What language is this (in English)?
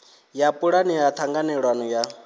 Venda